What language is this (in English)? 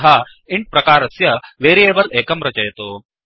Sanskrit